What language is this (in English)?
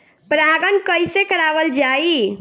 Bhojpuri